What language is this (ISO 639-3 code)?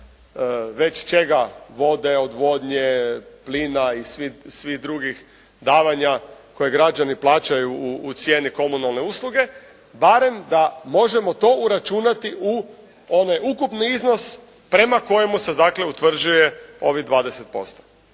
hrv